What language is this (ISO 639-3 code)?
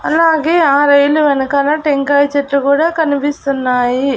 tel